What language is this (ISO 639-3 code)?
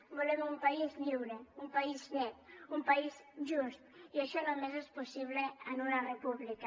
cat